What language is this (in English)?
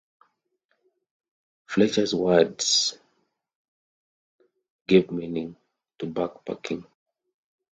English